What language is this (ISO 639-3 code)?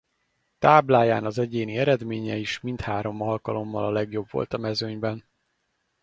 hun